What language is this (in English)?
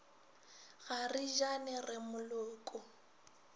Northern Sotho